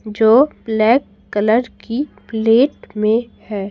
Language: Hindi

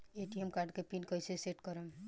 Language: Bhojpuri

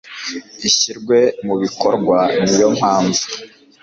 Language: Kinyarwanda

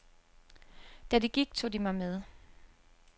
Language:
Danish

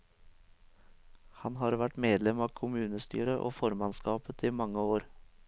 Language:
Norwegian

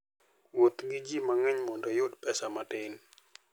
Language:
Luo (Kenya and Tanzania)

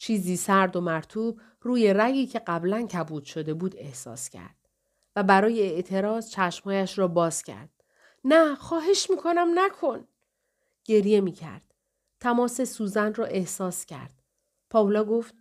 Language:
Persian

